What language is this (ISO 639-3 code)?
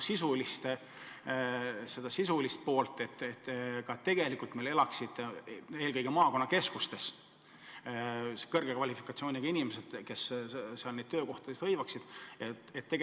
est